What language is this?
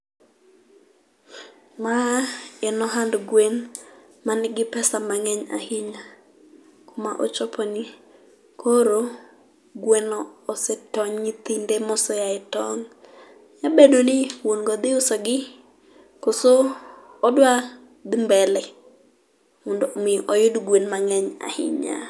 Luo (Kenya and Tanzania)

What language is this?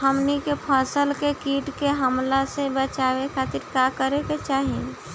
Bhojpuri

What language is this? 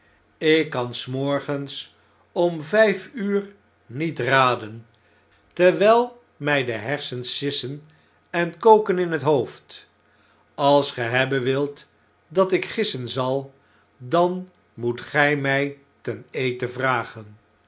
Dutch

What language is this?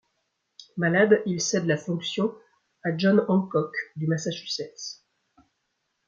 French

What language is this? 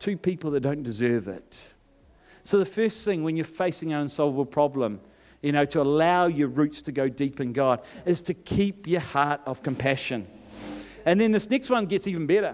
English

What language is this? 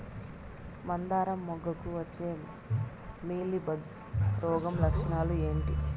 Telugu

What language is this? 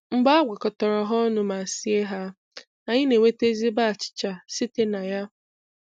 Igbo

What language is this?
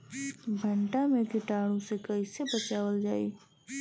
Bhojpuri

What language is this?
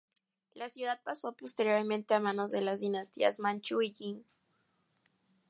Spanish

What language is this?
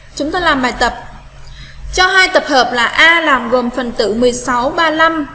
Vietnamese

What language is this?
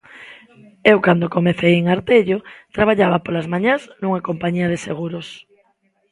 Galician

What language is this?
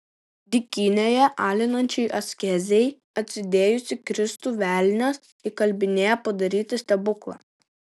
Lithuanian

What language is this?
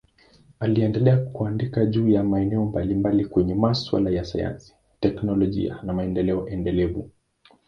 Swahili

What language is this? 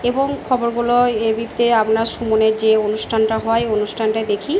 Bangla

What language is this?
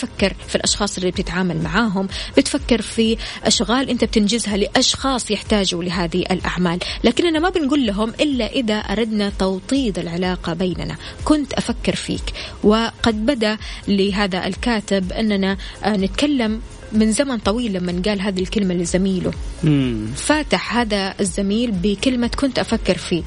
Arabic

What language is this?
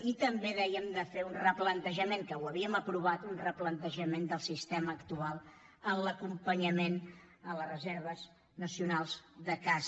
Catalan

